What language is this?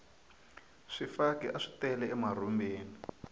Tsonga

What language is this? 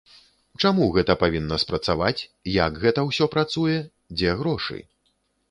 Belarusian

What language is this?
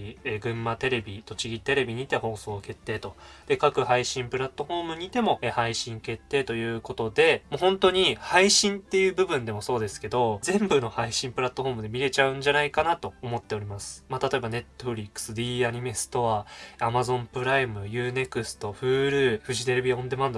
Japanese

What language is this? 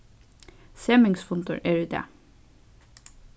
Faroese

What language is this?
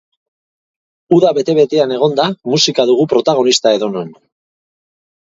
Basque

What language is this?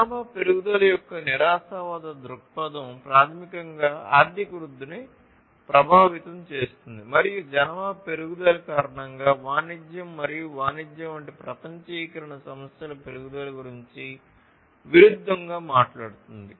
Telugu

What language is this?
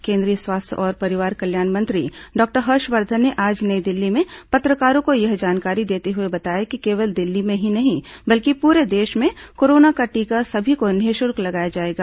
Hindi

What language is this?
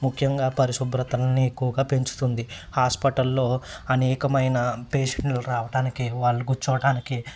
Telugu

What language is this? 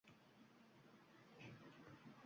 Uzbek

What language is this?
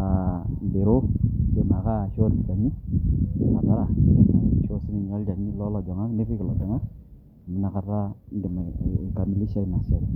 Masai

